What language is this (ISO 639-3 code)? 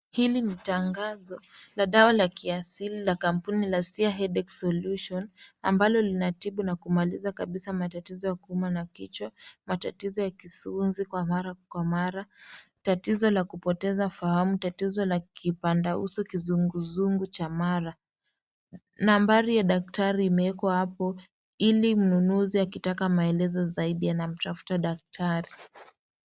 swa